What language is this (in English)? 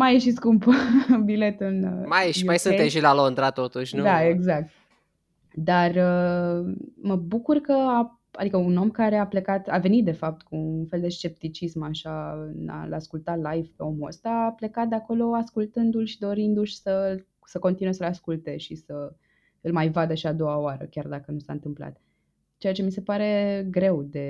Romanian